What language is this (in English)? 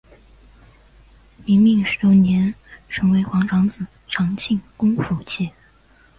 Chinese